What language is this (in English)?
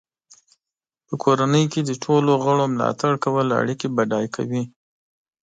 Pashto